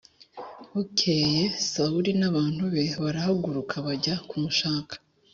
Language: Kinyarwanda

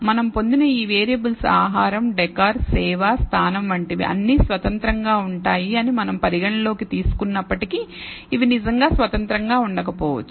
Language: Telugu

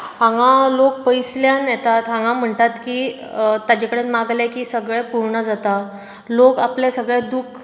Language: Konkani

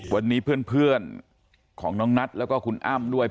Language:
Thai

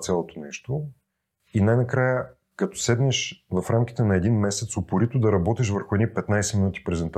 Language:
Bulgarian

